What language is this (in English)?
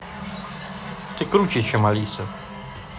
Russian